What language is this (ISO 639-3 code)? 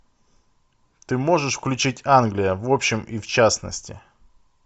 rus